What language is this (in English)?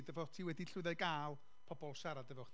Welsh